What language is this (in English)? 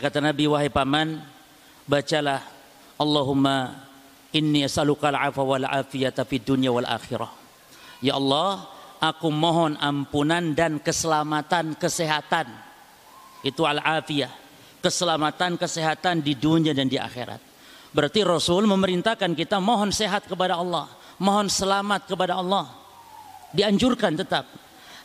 Indonesian